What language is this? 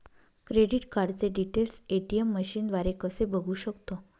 Marathi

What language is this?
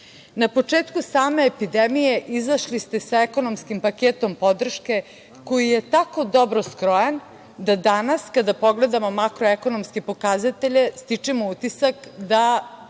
Serbian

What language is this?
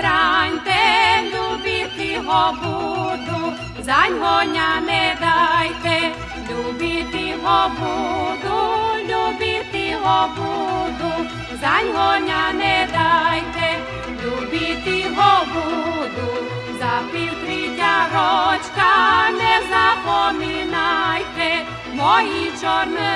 Slovak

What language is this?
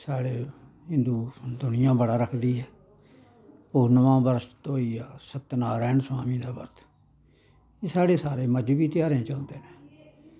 Dogri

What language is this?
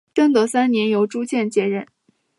Chinese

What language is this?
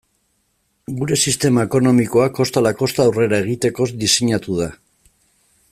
Basque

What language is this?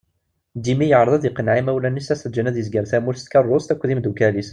Kabyle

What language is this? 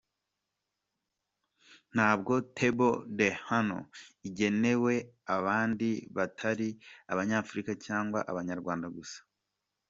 Kinyarwanda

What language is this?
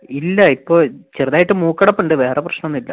Malayalam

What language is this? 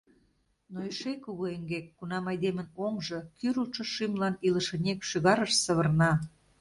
Mari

